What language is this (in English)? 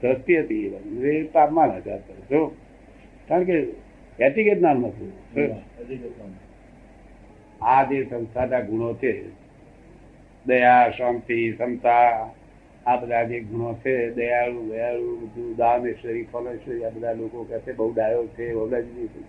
Gujarati